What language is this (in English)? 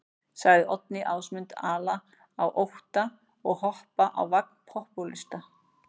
Icelandic